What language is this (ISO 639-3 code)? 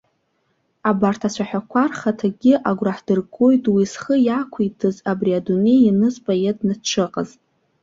abk